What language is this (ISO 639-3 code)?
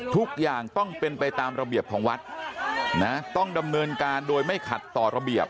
tha